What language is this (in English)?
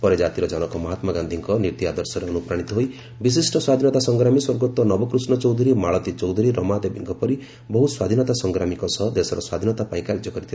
Odia